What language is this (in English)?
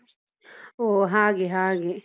Kannada